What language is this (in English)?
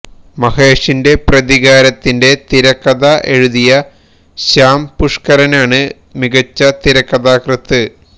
Malayalam